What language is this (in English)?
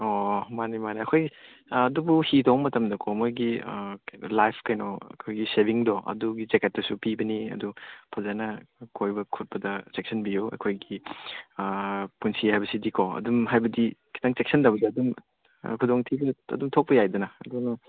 Manipuri